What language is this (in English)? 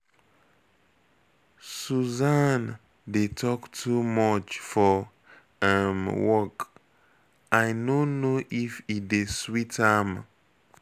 Nigerian Pidgin